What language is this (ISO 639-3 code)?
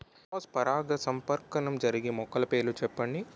tel